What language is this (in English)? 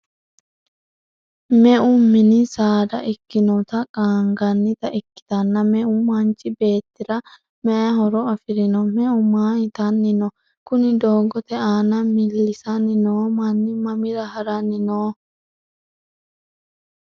Sidamo